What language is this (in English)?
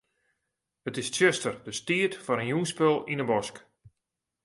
Western Frisian